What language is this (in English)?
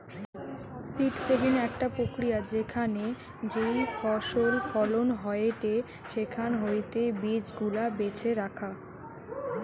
Bangla